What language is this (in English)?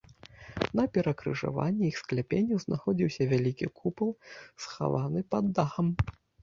Belarusian